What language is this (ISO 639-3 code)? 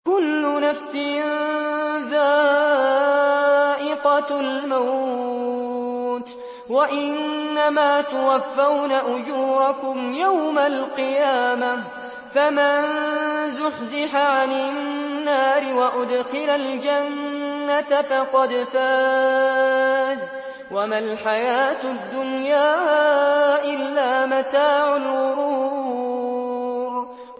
ara